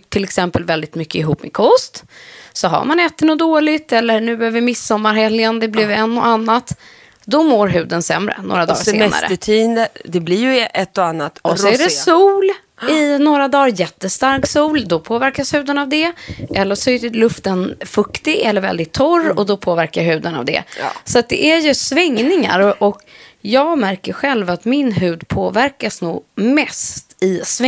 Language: Swedish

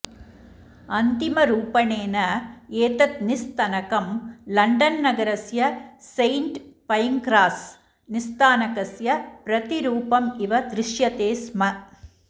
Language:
Sanskrit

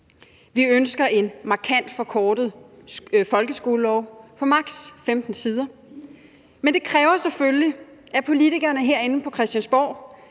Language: Danish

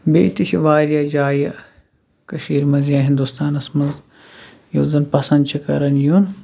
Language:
Kashmiri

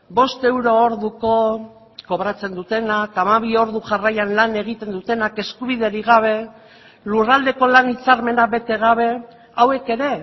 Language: Basque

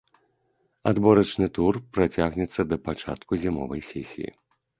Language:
Belarusian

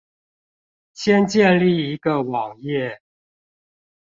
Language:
Chinese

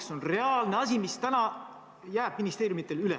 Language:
Estonian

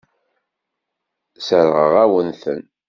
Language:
Kabyle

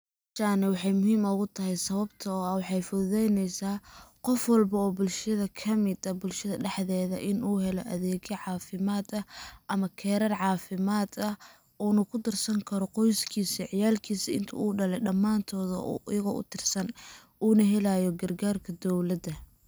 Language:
Somali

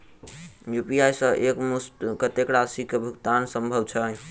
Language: Maithili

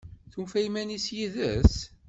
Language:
Kabyle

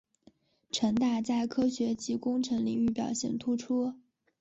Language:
Chinese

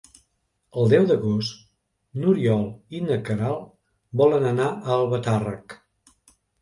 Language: Catalan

